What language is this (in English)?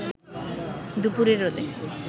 Bangla